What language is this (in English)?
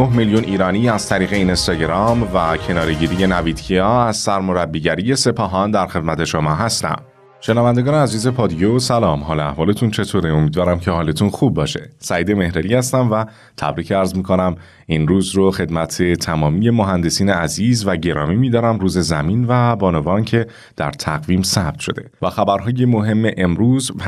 Persian